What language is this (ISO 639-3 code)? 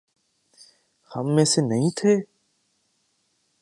urd